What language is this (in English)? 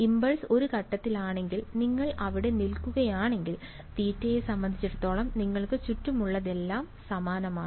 Malayalam